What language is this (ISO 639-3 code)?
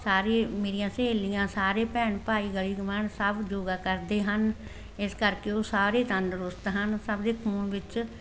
pan